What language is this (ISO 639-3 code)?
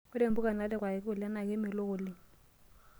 mas